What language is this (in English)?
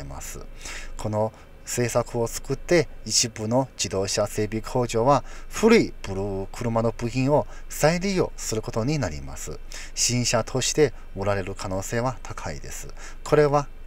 Japanese